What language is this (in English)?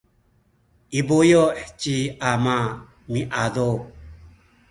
Sakizaya